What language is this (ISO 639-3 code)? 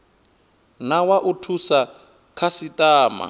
ven